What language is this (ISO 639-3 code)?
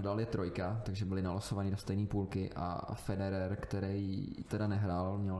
ces